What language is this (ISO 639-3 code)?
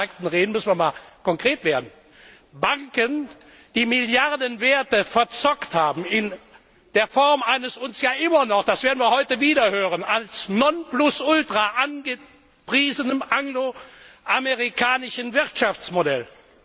deu